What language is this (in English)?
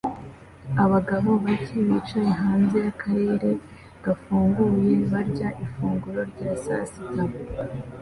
Kinyarwanda